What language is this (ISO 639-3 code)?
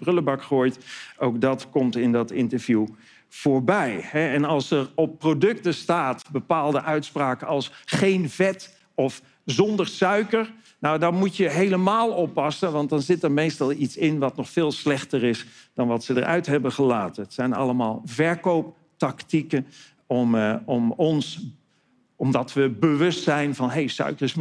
nld